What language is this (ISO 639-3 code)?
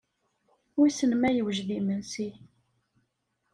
kab